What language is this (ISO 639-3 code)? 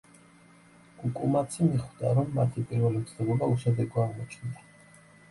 kat